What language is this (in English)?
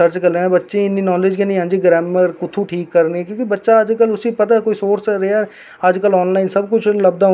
Dogri